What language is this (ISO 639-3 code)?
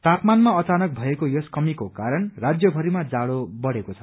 nep